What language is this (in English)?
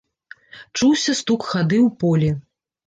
Belarusian